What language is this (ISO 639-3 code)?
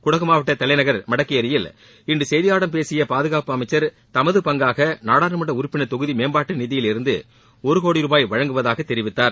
tam